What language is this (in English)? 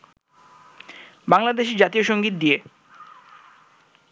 Bangla